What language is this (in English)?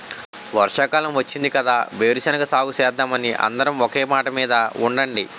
Telugu